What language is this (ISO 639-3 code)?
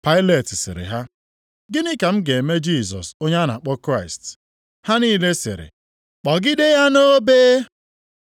ibo